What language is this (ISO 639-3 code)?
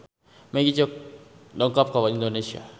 sun